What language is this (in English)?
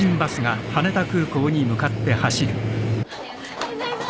Japanese